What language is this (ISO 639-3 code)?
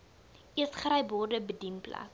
afr